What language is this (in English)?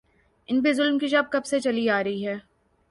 Urdu